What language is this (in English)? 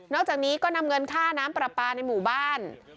Thai